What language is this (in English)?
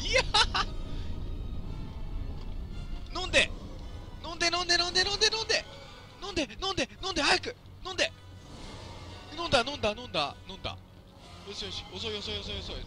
Japanese